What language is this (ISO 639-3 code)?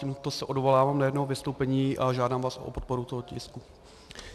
ces